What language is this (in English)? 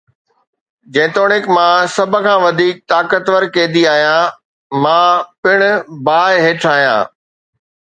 Sindhi